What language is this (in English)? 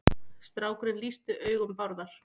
Icelandic